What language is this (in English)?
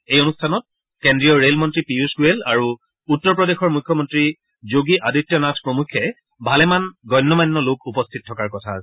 Assamese